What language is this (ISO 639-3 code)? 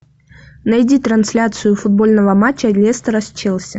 rus